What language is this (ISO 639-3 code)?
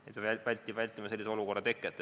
est